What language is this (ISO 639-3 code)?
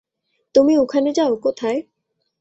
ben